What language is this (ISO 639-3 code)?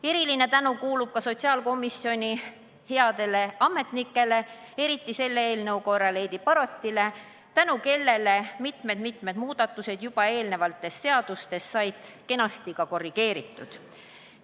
est